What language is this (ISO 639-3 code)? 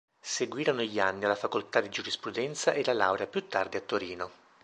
ita